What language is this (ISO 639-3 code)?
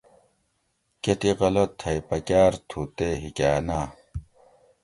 gwc